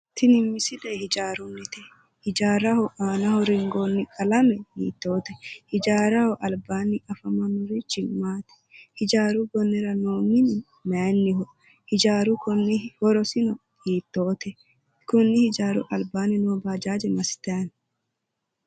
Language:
Sidamo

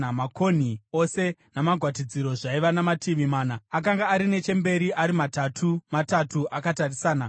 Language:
Shona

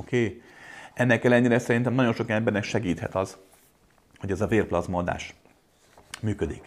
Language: Hungarian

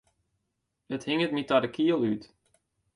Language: Western Frisian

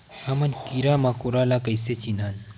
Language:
Chhattisgarhi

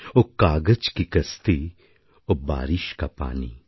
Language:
Bangla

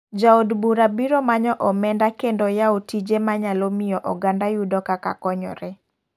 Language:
Luo (Kenya and Tanzania)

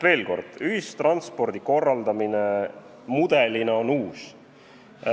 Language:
Estonian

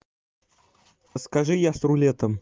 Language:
Russian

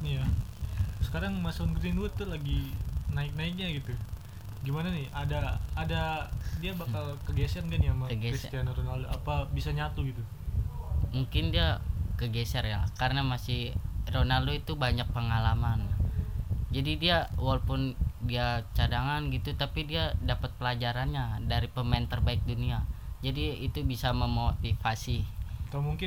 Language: Indonesian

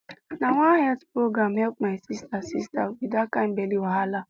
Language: Nigerian Pidgin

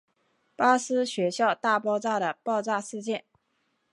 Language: Chinese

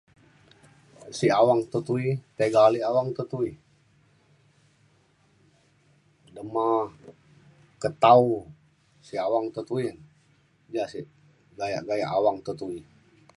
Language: Mainstream Kenyah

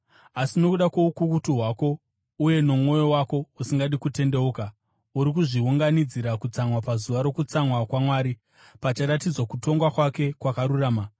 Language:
Shona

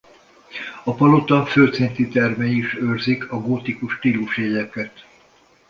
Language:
Hungarian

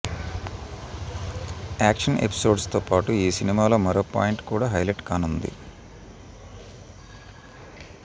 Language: Telugu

